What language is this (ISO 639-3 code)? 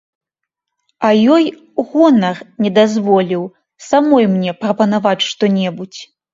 bel